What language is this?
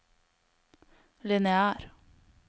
Norwegian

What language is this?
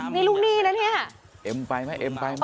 Thai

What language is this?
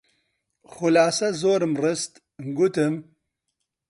Central Kurdish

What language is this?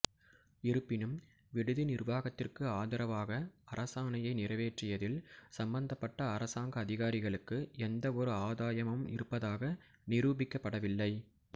Tamil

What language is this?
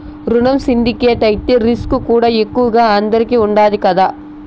Telugu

